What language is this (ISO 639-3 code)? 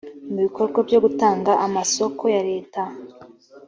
kin